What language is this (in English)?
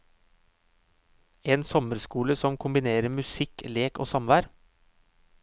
Norwegian